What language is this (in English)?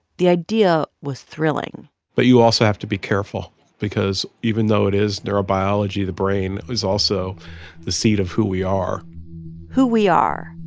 English